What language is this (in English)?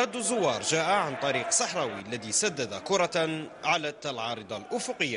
Arabic